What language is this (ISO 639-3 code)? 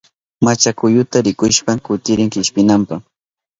qup